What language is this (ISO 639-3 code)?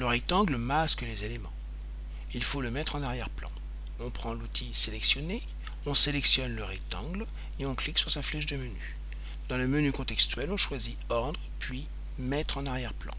fra